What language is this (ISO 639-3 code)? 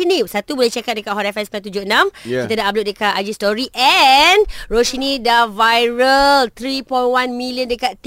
msa